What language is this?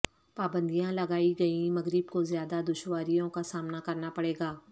Urdu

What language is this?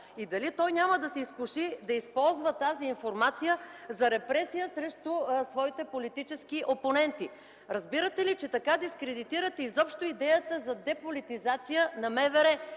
Bulgarian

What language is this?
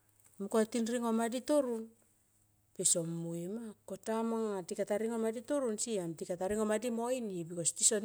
Tomoip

